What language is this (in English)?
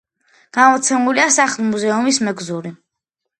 Georgian